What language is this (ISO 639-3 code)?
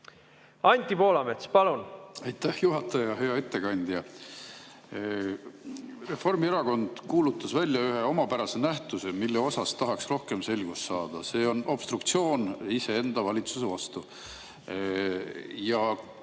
est